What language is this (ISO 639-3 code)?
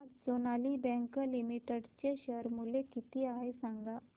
mar